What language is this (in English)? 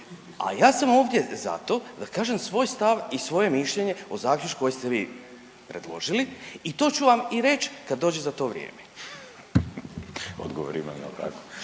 Croatian